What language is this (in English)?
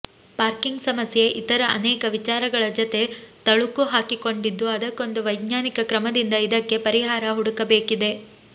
Kannada